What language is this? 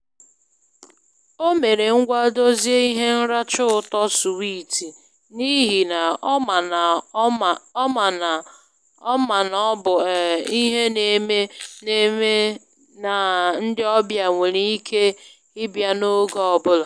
Igbo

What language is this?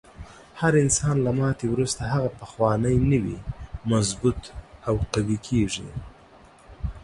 Pashto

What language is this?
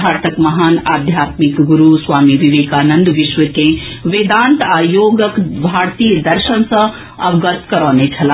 Maithili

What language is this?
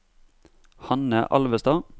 Norwegian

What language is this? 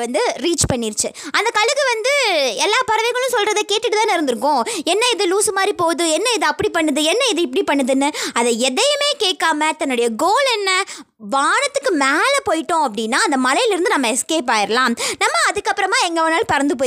Tamil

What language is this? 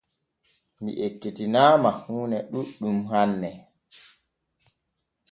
Borgu Fulfulde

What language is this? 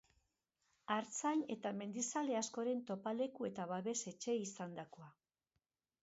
Basque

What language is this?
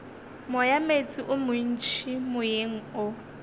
Northern Sotho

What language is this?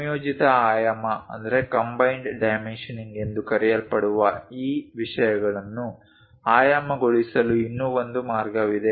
Kannada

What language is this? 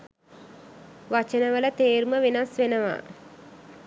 Sinhala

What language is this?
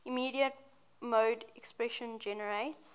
English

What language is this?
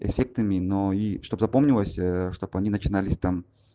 Russian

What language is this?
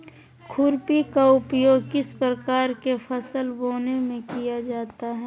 Magahi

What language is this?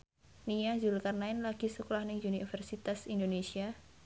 Javanese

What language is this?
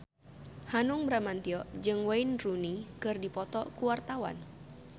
Sundanese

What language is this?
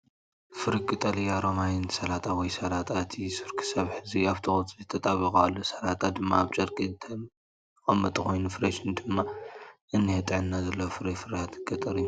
Tigrinya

